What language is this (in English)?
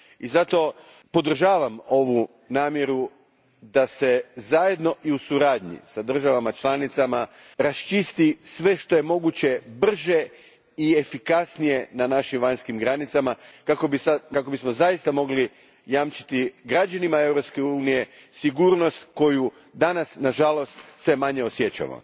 Croatian